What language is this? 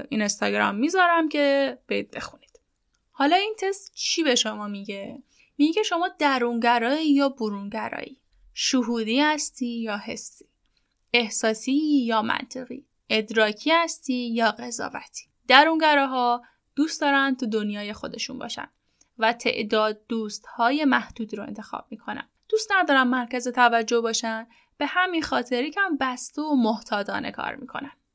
Persian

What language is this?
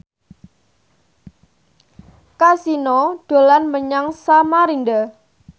Javanese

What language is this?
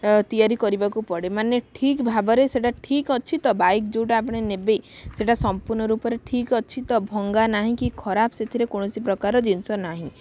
Odia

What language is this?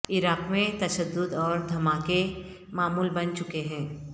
Urdu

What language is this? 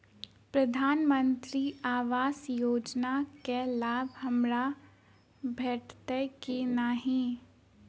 Maithili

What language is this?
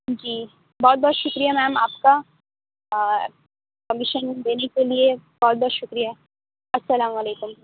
Urdu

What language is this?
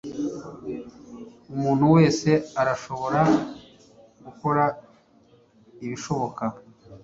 Kinyarwanda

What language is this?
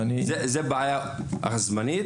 Hebrew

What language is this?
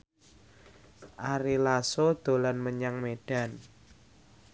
Javanese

